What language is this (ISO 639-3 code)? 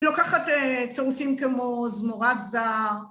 heb